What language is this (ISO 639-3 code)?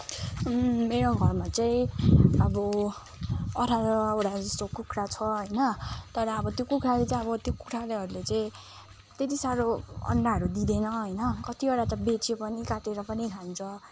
nep